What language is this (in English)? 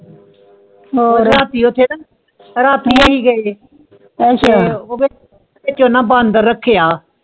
Punjabi